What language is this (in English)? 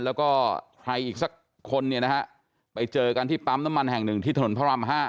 Thai